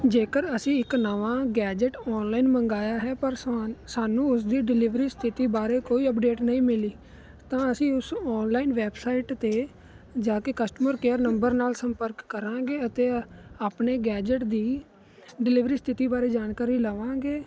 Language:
Punjabi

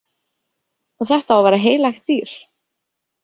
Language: Icelandic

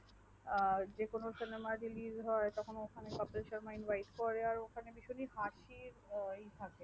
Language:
Bangla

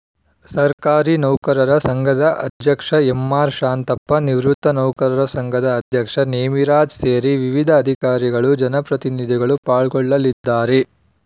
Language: Kannada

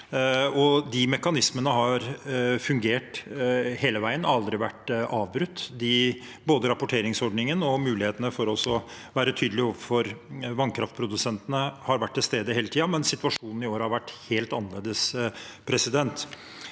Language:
Norwegian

